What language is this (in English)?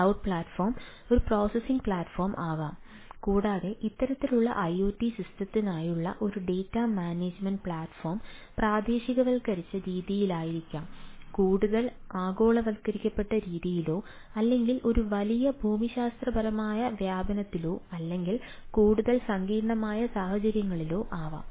Malayalam